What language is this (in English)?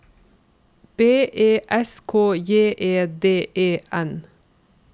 Norwegian